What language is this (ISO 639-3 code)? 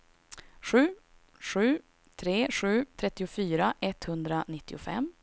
swe